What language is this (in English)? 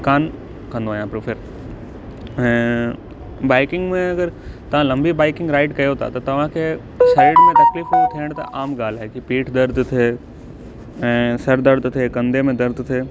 Sindhi